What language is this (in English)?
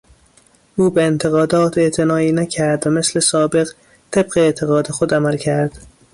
Persian